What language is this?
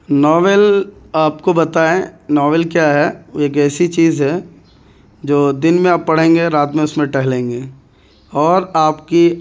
Urdu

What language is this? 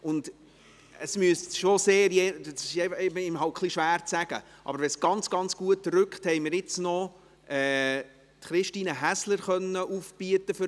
Swiss German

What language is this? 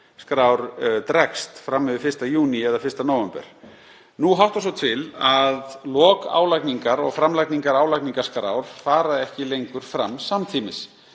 Icelandic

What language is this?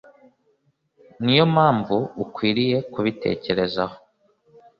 Kinyarwanda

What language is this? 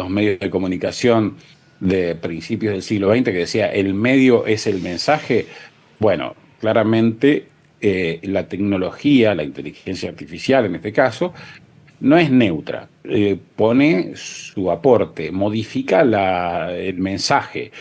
Spanish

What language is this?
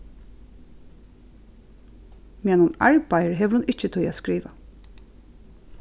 Faroese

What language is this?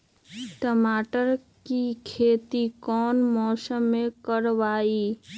Magahi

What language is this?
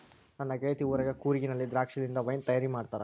Kannada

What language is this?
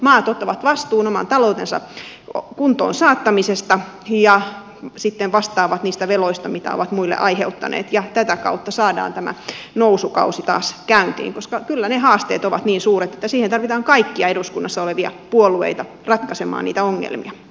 Finnish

